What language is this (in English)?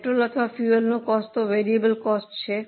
Gujarati